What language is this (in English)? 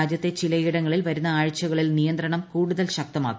Malayalam